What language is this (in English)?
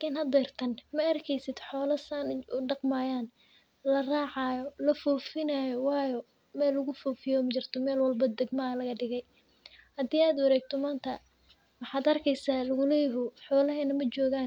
Somali